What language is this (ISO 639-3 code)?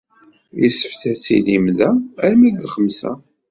kab